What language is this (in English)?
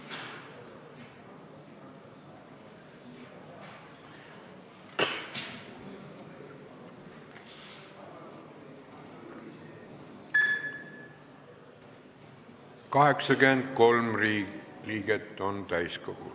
Estonian